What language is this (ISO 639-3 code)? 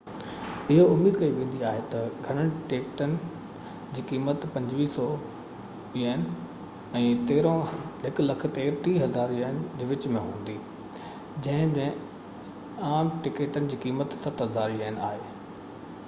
snd